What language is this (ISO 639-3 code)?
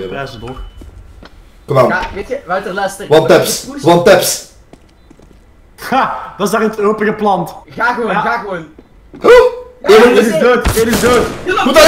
nld